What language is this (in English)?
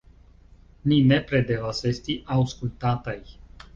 Esperanto